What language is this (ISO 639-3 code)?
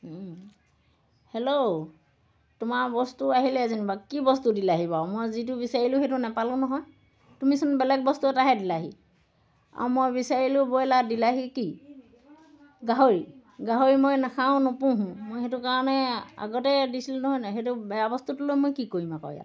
asm